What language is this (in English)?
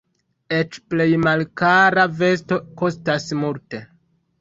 Esperanto